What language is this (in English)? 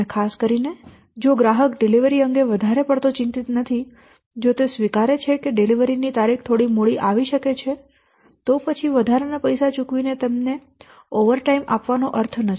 Gujarati